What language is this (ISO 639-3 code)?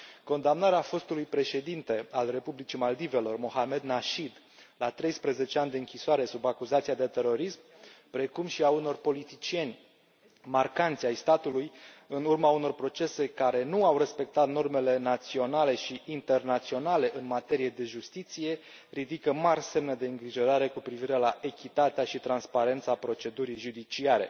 ron